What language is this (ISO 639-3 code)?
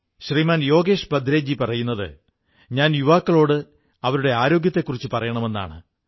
mal